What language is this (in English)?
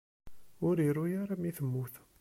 Kabyle